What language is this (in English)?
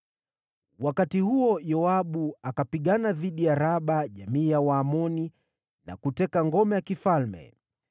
Swahili